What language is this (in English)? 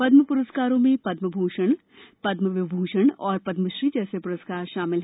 Hindi